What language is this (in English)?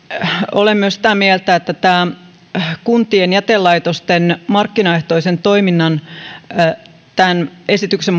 Finnish